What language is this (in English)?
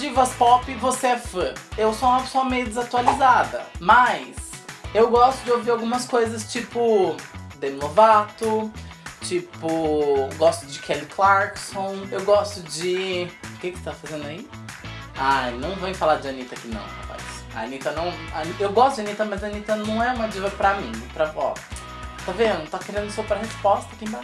Portuguese